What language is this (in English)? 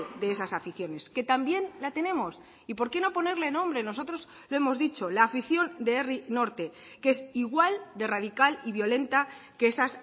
Spanish